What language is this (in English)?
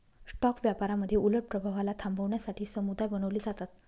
Marathi